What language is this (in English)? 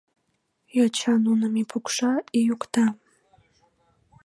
Mari